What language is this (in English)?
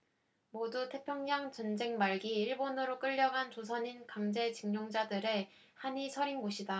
Korean